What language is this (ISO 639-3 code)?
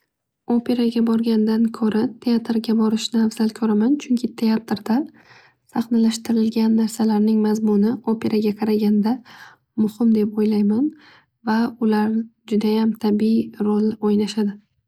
uzb